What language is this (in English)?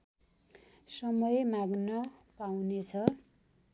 Nepali